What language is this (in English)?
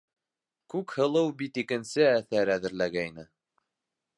Bashkir